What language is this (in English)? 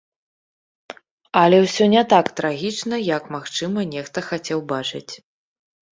Belarusian